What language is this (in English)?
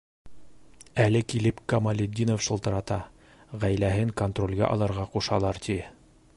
Bashkir